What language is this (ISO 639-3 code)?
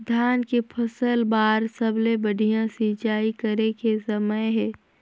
hne